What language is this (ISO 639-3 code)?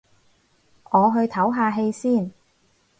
yue